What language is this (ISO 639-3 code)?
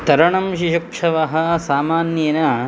san